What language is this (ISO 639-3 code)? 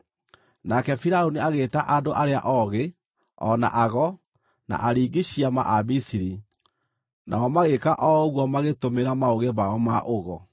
kik